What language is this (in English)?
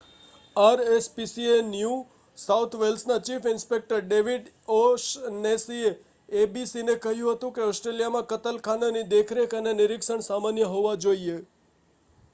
Gujarati